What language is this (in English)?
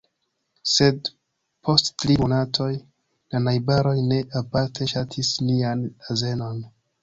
Esperanto